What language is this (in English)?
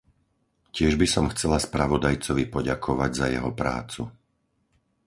Slovak